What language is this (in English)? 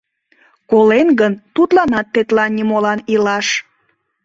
Mari